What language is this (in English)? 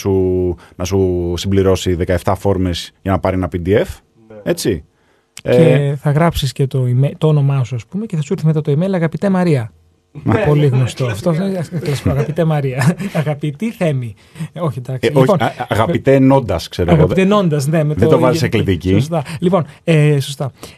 Greek